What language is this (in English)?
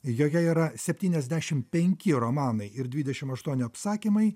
Lithuanian